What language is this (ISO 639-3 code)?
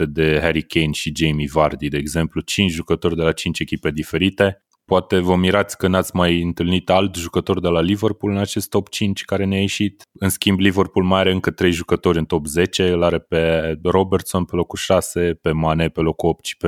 ron